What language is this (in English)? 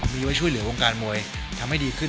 Thai